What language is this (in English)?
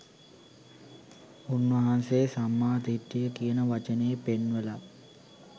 Sinhala